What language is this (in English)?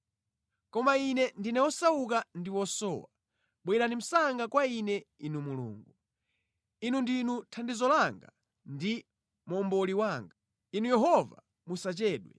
Nyanja